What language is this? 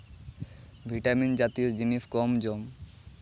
Santali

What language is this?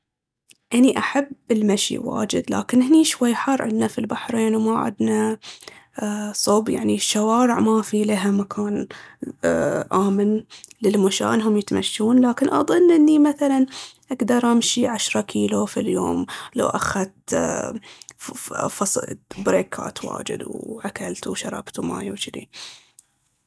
Baharna Arabic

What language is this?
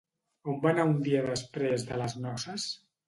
Catalan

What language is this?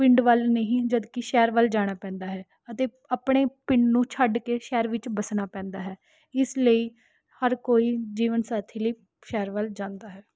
Punjabi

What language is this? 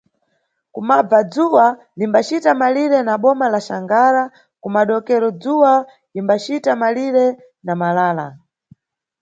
Nyungwe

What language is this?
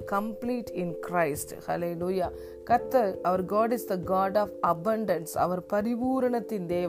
Tamil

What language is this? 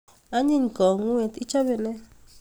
Kalenjin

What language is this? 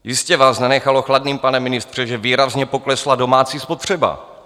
Czech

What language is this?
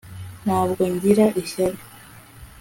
Kinyarwanda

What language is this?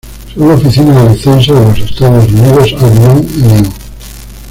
Spanish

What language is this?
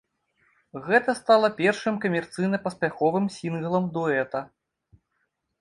Belarusian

